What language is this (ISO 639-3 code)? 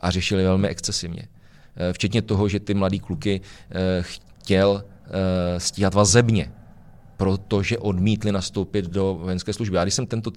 ces